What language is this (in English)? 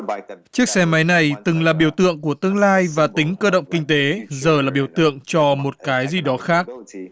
Vietnamese